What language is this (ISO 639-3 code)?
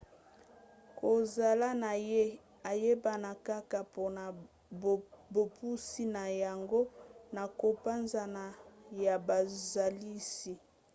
lin